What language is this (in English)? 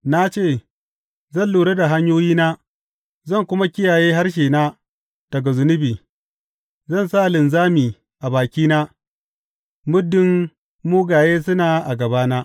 Hausa